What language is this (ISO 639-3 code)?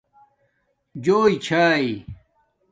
dmk